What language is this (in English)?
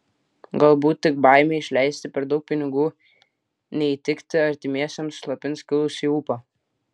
Lithuanian